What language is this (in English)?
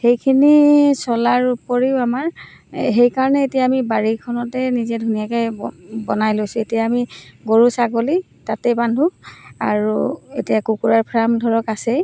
Assamese